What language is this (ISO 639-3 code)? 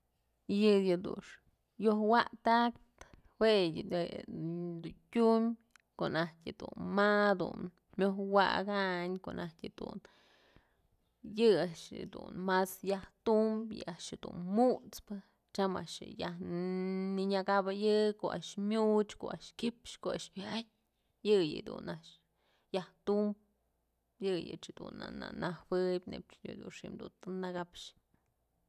mzl